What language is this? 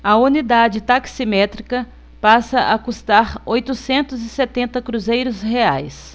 Portuguese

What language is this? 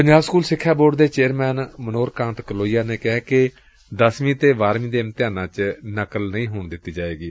Punjabi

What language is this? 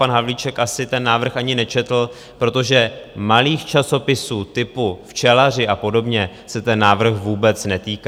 Czech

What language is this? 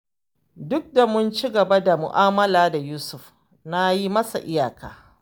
Hausa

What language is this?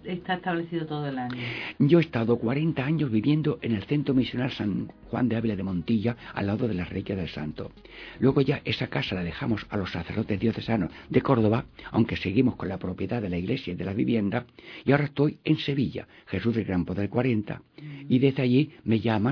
Spanish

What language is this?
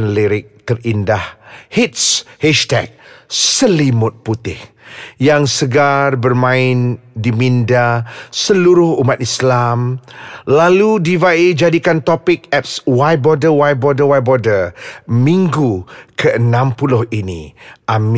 Malay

